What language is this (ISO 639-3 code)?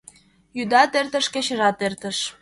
chm